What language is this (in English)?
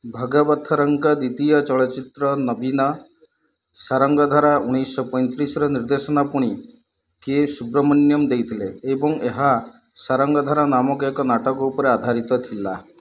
Odia